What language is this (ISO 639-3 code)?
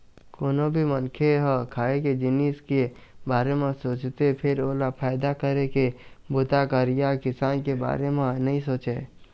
hne